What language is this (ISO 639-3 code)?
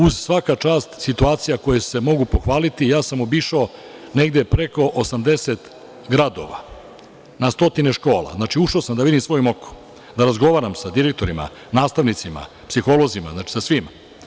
srp